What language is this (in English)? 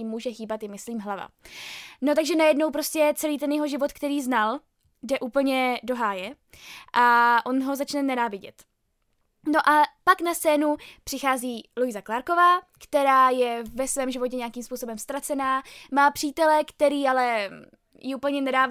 Czech